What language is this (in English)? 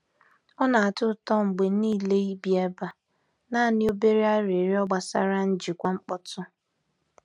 Igbo